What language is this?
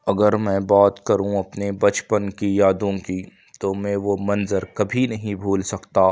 Urdu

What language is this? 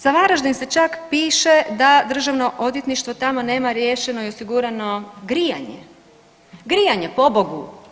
Croatian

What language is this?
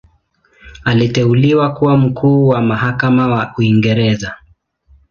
Swahili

